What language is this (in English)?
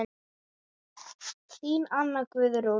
Icelandic